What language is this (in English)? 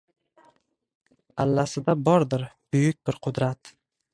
Uzbek